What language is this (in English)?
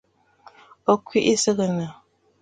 Bafut